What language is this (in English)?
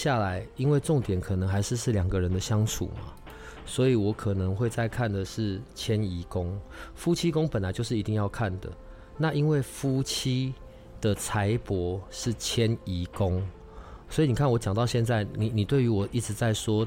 Chinese